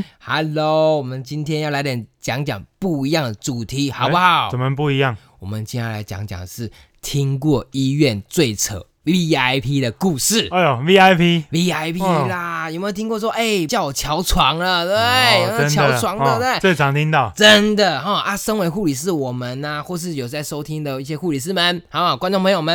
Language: Chinese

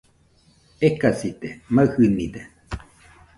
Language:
Nüpode Huitoto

